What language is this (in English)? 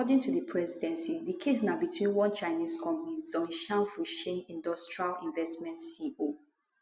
Nigerian Pidgin